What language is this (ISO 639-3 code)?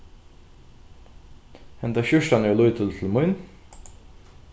fao